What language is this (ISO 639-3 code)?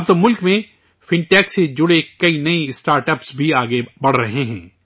urd